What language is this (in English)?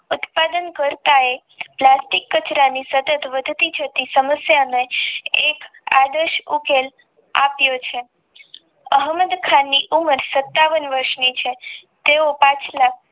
Gujarati